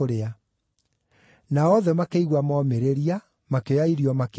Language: Kikuyu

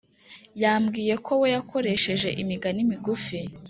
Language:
Kinyarwanda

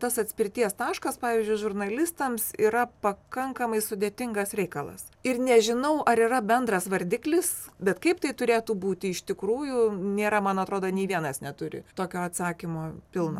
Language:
Lithuanian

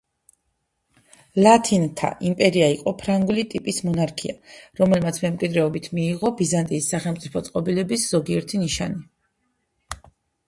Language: Georgian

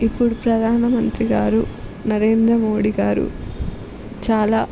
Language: Telugu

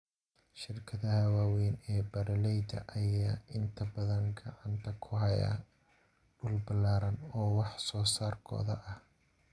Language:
Somali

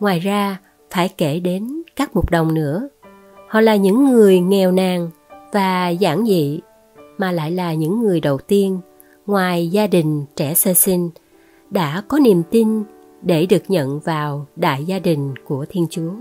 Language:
Vietnamese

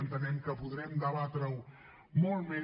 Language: Catalan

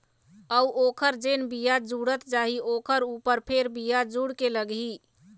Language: Chhattisgarhi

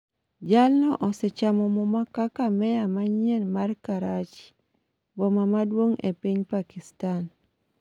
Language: Luo (Kenya and Tanzania)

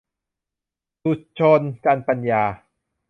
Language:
Thai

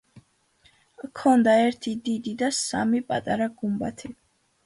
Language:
Georgian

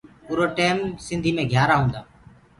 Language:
Gurgula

